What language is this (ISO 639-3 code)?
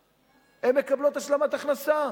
heb